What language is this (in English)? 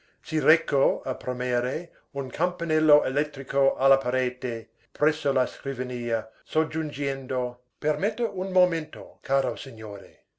Italian